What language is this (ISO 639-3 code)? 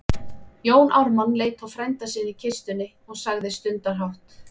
isl